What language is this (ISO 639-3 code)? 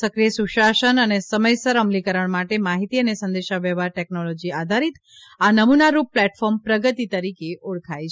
guj